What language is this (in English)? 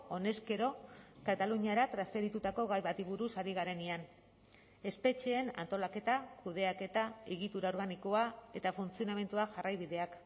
Basque